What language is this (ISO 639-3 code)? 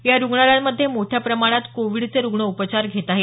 mar